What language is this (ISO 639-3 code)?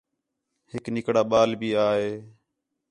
xhe